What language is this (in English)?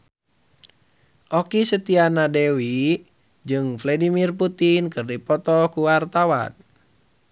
Sundanese